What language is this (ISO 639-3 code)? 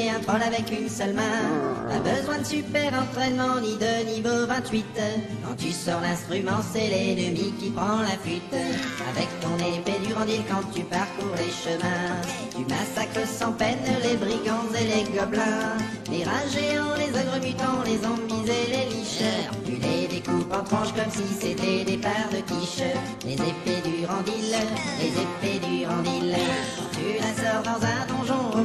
fra